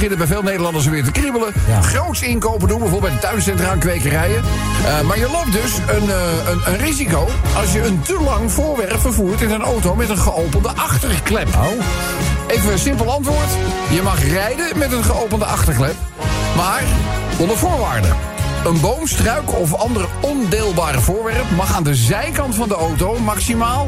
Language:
Dutch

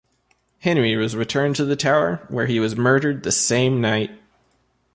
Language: English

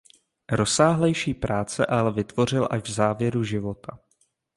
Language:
Czech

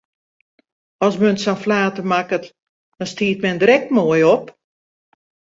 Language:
Western Frisian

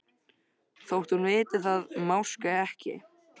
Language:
Icelandic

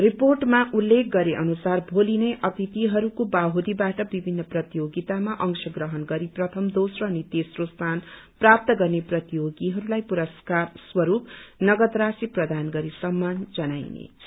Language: Nepali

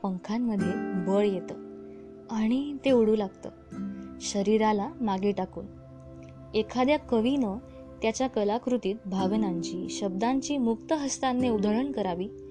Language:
Marathi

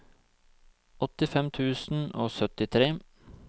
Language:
Norwegian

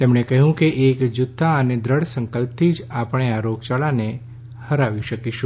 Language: Gujarati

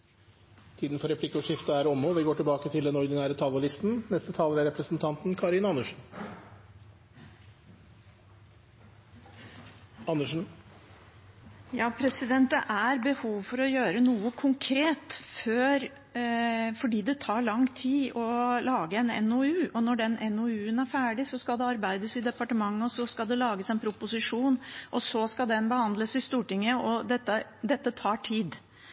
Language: Norwegian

